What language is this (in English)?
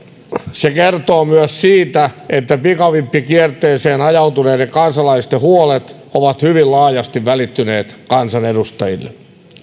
Finnish